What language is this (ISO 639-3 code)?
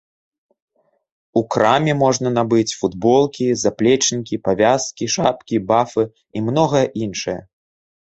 bel